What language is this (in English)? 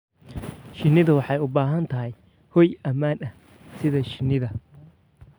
Somali